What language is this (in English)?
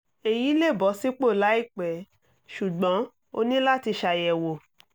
Yoruba